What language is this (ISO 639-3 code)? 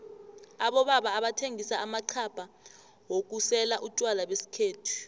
nbl